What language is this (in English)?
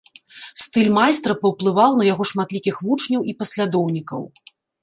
Belarusian